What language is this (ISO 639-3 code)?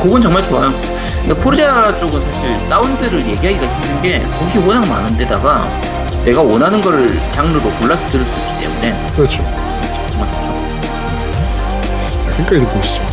kor